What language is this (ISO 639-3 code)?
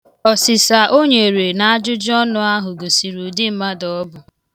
ibo